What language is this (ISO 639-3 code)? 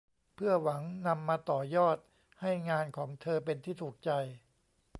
tha